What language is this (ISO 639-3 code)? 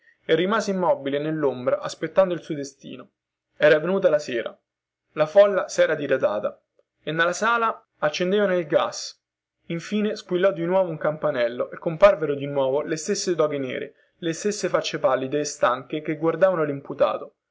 ita